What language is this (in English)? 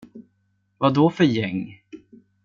Swedish